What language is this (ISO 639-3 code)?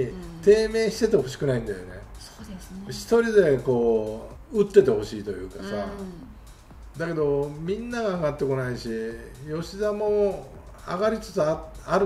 jpn